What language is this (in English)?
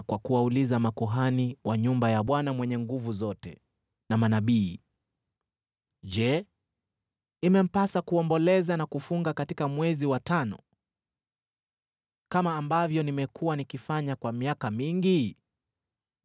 Swahili